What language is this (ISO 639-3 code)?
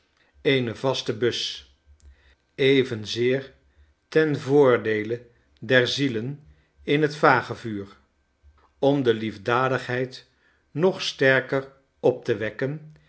nld